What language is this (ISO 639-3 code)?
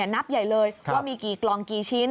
tha